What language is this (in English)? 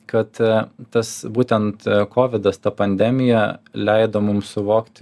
Lithuanian